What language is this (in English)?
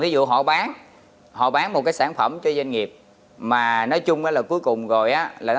Vietnamese